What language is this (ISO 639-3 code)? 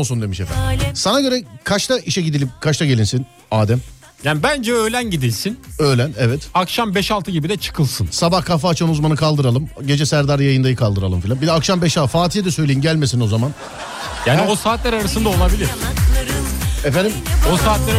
tur